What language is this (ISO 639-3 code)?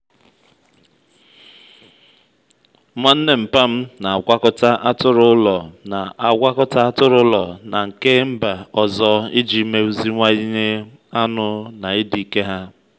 ibo